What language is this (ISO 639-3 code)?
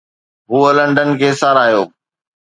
snd